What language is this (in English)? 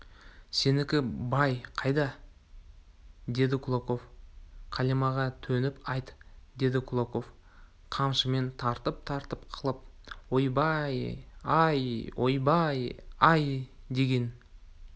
Kazakh